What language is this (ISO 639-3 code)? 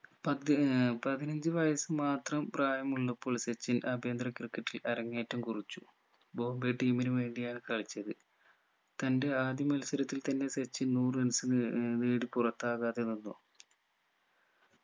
mal